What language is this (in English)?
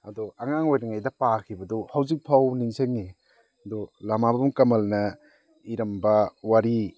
Manipuri